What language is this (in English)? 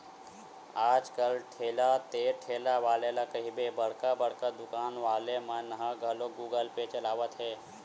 Chhattisgarhi